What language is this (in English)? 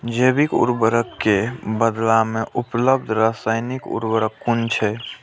Maithili